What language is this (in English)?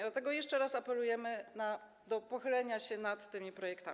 Polish